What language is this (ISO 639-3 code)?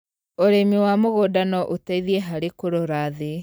kik